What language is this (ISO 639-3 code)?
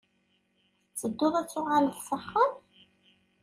kab